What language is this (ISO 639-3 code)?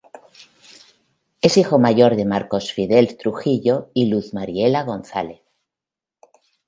spa